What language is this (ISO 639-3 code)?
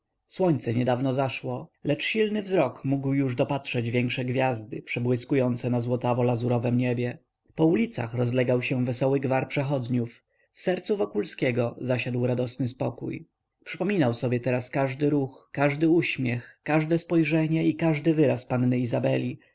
pol